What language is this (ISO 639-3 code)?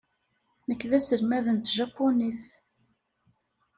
kab